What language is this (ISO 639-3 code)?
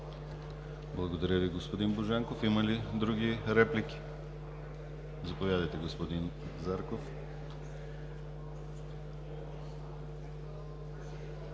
bul